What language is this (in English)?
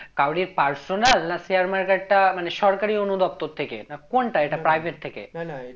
Bangla